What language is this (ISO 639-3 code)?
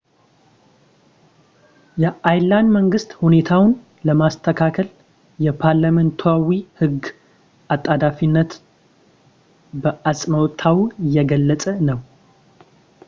amh